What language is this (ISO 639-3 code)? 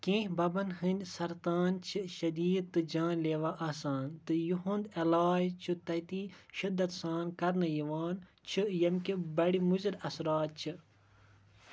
kas